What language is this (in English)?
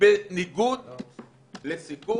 Hebrew